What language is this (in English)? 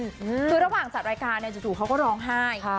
Thai